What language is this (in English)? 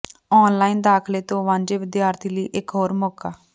Punjabi